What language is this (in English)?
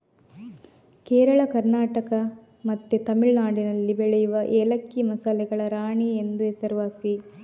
Kannada